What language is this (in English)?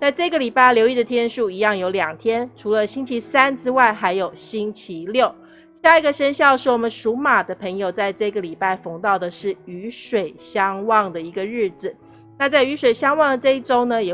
Chinese